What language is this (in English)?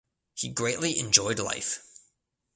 English